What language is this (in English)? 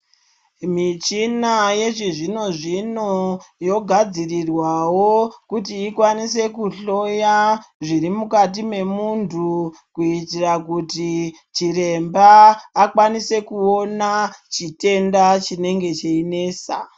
Ndau